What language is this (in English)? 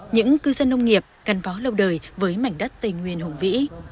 Vietnamese